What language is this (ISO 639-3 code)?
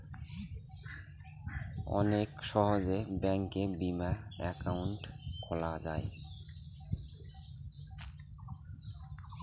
ben